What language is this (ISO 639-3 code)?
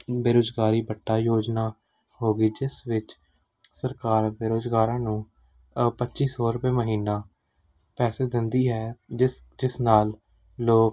pan